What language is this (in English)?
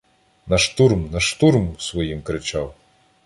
Ukrainian